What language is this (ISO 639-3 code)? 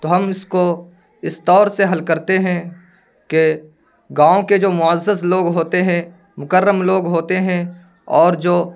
urd